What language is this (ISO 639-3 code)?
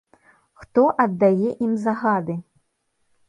bel